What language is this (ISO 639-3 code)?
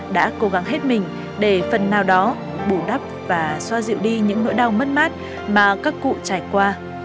vie